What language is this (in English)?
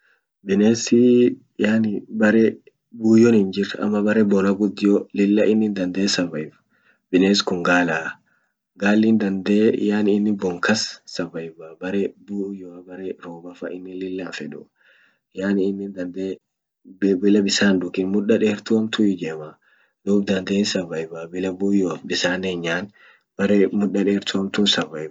Orma